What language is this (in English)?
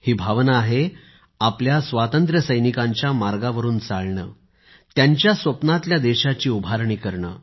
Marathi